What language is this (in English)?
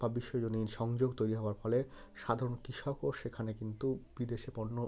Bangla